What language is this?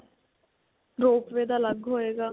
Punjabi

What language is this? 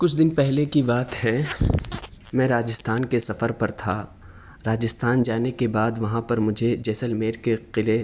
Urdu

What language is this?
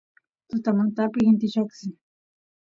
Santiago del Estero Quichua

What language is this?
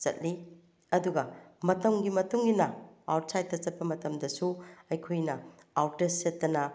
Manipuri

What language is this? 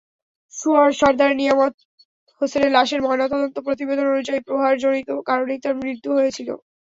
Bangla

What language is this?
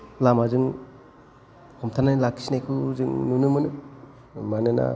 Bodo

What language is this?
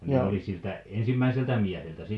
Finnish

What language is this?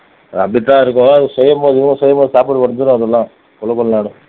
Tamil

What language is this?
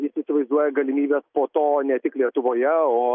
Lithuanian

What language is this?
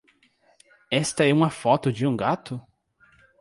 Portuguese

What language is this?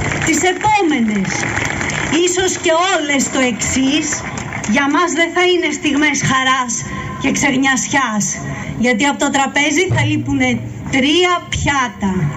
Greek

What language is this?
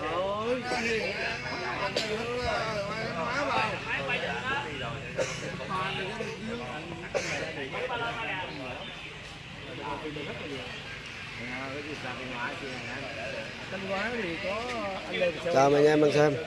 Vietnamese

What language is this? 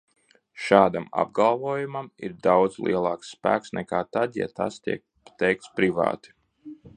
Latvian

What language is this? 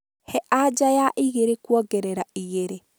Kikuyu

